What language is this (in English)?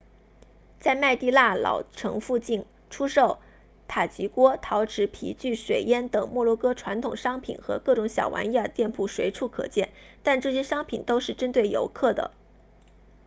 Chinese